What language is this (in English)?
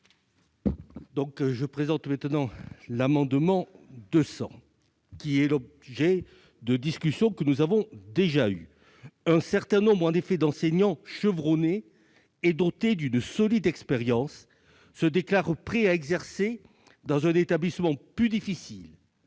French